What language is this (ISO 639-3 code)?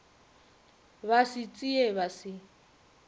nso